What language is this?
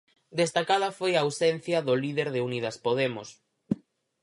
Galician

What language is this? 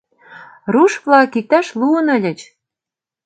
Mari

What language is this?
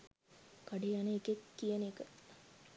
Sinhala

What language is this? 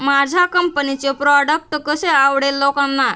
Marathi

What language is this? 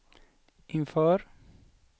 Swedish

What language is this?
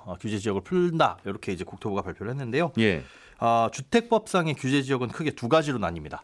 Korean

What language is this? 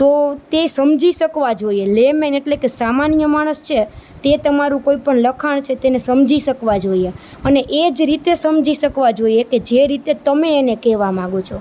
Gujarati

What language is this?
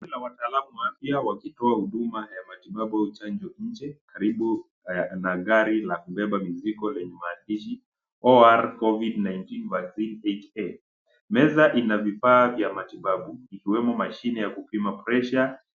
Swahili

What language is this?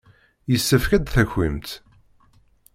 Kabyle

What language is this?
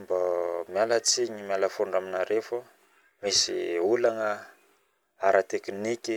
Northern Betsimisaraka Malagasy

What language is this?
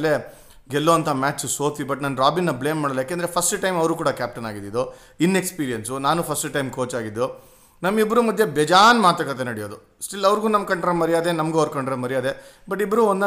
Kannada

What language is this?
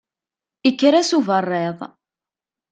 Kabyle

